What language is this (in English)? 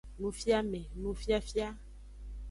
Aja (Benin)